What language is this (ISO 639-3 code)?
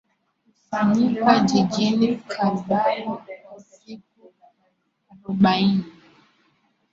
swa